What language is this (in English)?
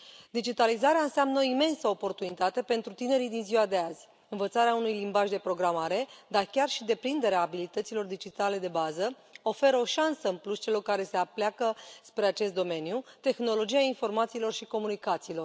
Romanian